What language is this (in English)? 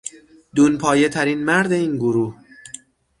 Persian